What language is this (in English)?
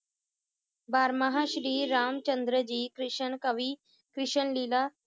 Punjabi